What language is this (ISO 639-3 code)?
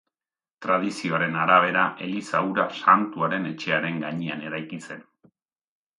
eus